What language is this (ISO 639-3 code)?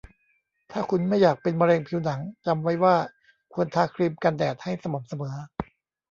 tha